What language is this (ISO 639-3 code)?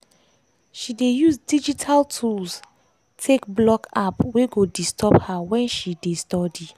pcm